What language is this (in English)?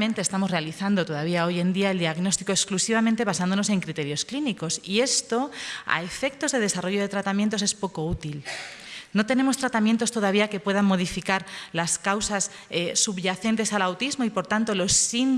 Spanish